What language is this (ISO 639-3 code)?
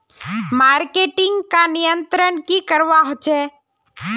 mag